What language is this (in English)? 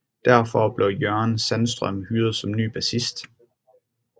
Danish